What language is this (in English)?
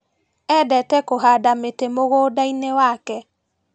Kikuyu